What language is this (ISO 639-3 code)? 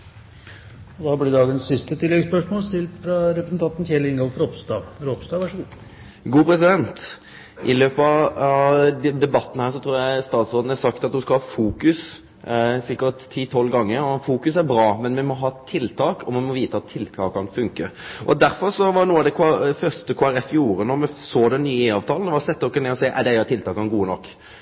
nno